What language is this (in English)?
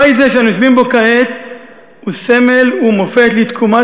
Hebrew